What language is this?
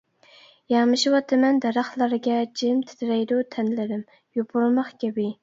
Uyghur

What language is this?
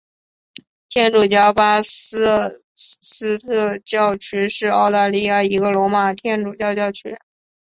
Chinese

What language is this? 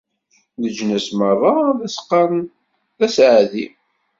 Kabyle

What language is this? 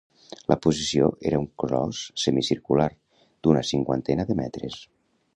Catalan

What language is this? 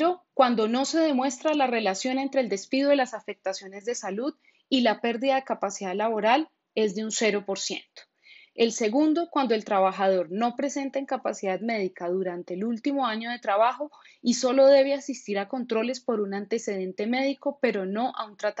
Spanish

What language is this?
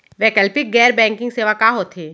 Chhattisgarhi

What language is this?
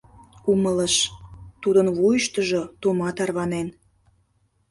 Mari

